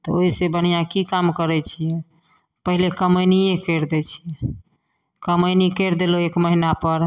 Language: Maithili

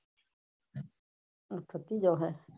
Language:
Gujarati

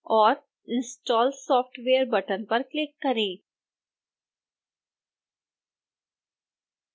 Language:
Hindi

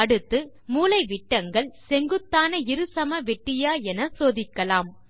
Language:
Tamil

